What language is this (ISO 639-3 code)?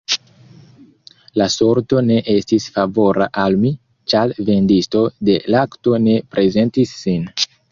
epo